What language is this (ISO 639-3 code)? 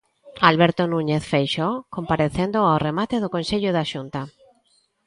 glg